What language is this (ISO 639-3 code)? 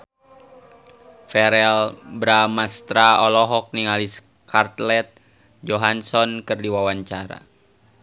sun